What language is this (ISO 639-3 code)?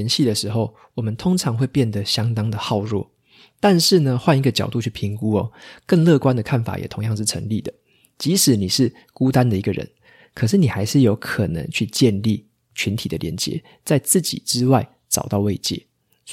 zho